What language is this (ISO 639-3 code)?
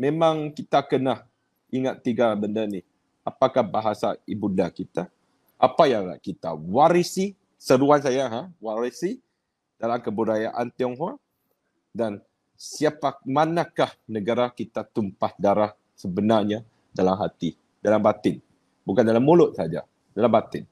msa